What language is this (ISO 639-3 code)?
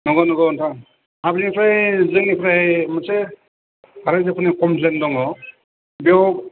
brx